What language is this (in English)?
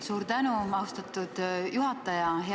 Estonian